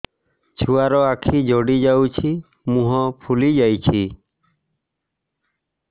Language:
Odia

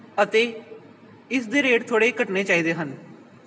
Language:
Punjabi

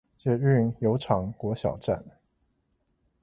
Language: Chinese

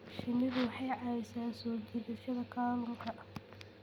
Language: Somali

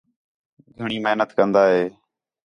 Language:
Khetrani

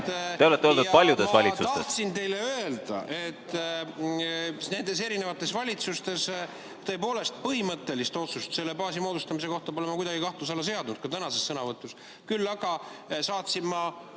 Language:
Estonian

